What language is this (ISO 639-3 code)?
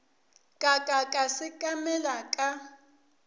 nso